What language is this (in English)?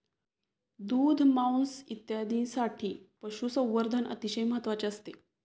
Marathi